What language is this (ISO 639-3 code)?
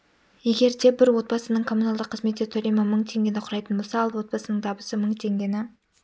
kaz